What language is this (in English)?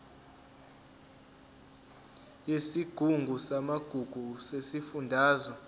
Zulu